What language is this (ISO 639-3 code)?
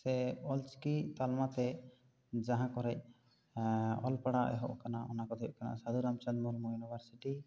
sat